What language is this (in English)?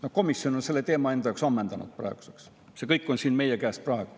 Estonian